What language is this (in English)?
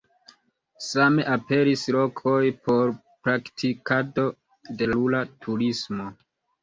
Esperanto